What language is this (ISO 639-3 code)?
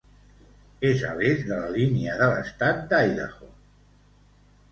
cat